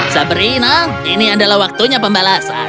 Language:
Indonesian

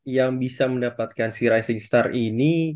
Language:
Indonesian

